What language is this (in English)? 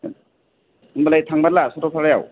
Bodo